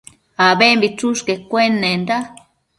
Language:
Matsés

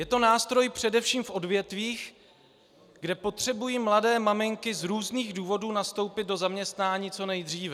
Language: Czech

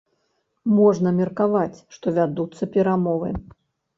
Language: Belarusian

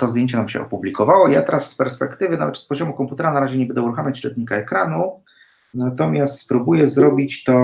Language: Polish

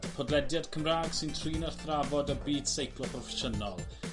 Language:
Welsh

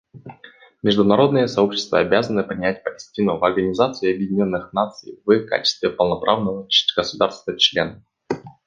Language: Russian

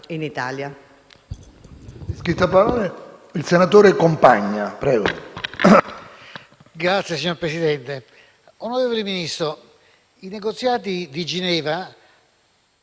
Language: Italian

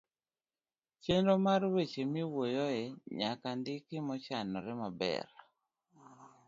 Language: Luo (Kenya and Tanzania)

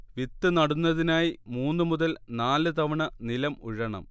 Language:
Malayalam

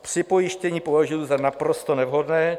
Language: Czech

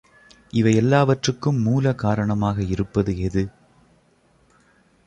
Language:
Tamil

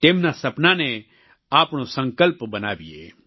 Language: Gujarati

